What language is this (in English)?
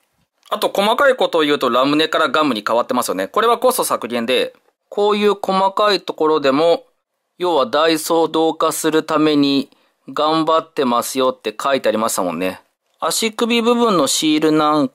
Japanese